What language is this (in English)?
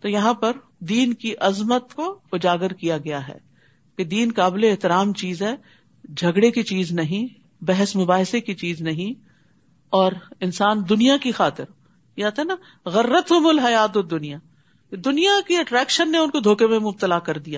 Urdu